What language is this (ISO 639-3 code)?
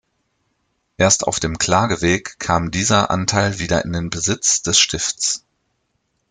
deu